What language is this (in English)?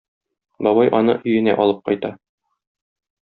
Tatar